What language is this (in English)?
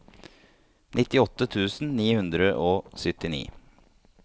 Norwegian